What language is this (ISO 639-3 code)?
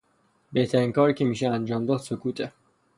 fas